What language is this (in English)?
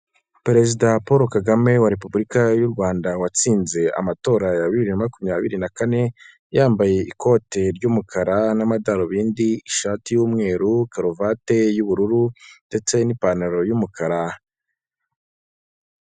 Kinyarwanda